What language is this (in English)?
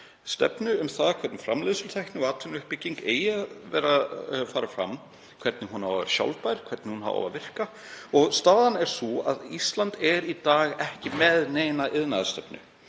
Icelandic